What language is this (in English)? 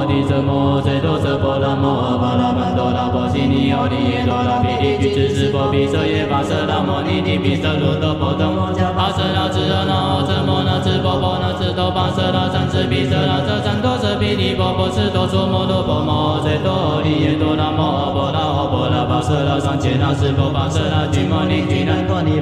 Chinese